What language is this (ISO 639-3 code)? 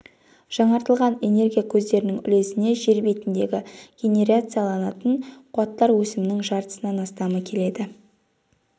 kaz